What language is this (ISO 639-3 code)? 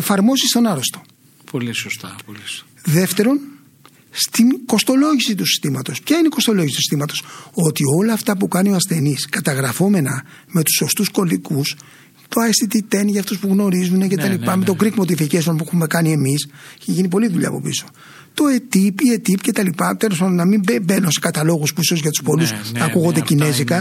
ell